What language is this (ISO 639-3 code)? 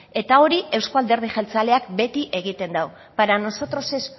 eus